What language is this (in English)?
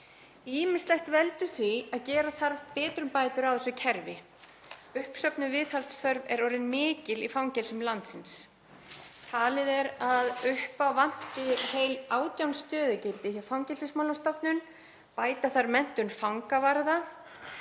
Icelandic